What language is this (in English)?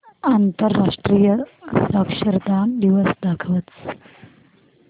Marathi